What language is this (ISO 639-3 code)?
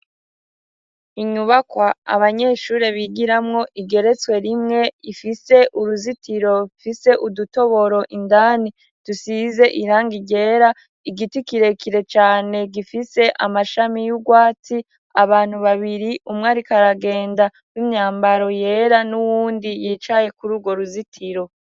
run